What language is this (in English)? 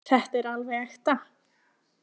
Icelandic